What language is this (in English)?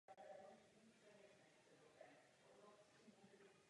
Czech